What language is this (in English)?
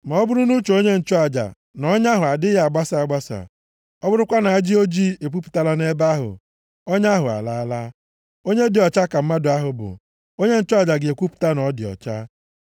Igbo